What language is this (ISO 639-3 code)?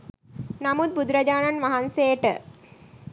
sin